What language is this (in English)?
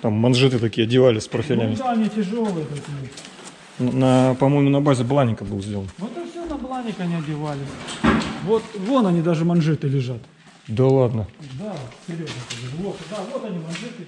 Russian